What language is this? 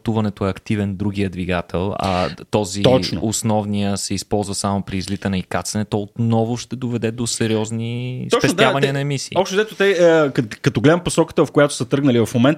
Bulgarian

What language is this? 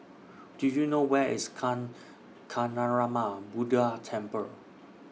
English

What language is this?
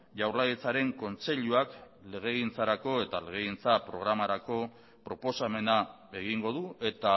Basque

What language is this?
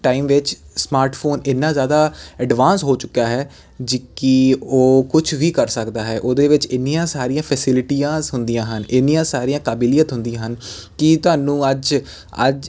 Punjabi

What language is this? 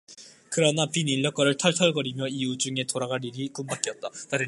Korean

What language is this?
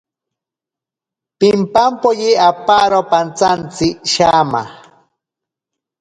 Ashéninka Perené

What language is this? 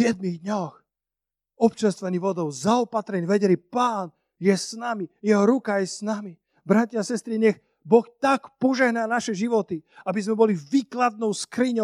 Slovak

